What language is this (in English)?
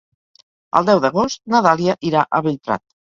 Catalan